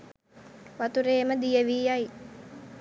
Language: Sinhala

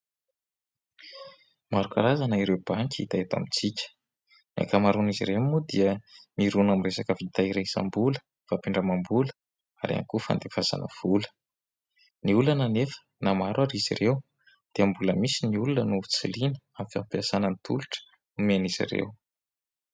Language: Malagasy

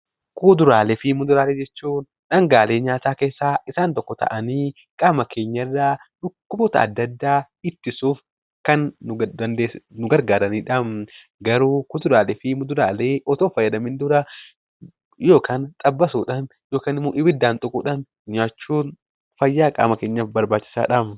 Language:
Oromo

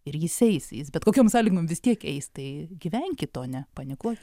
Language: Lithuanian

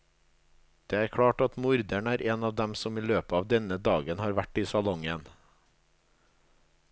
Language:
Norwegian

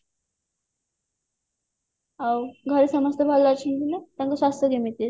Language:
Odia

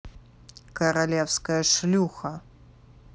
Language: Russian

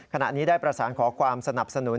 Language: Thai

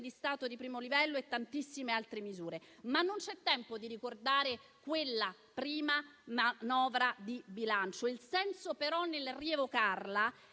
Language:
Italian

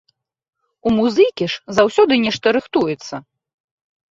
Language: Belarusian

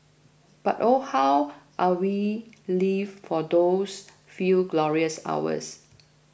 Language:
English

